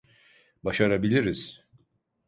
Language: Turkish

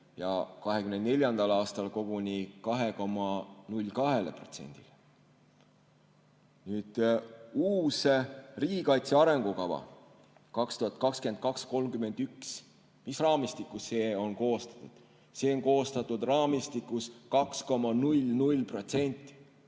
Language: Estonian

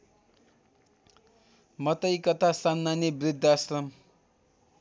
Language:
Nepali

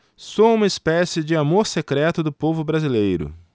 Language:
Portuguese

